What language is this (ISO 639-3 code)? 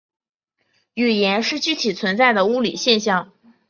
zho